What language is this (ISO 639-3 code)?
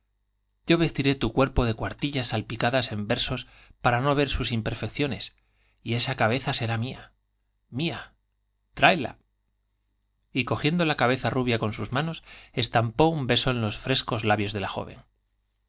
spa